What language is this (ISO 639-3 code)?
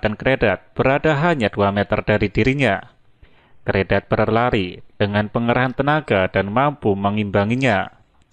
ind